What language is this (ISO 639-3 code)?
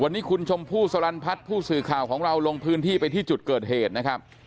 tha